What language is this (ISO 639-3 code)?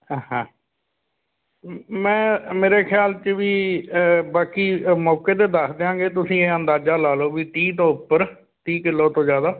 pan